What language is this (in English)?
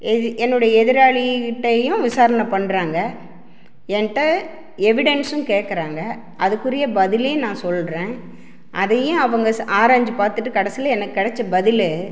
Tamil